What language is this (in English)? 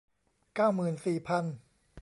Thai